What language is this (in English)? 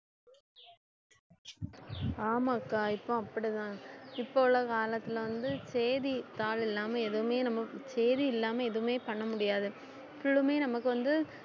Tamil